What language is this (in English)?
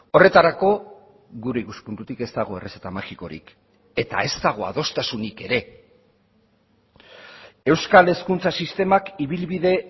Basque